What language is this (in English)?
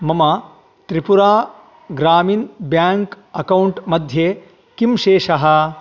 Sanskrit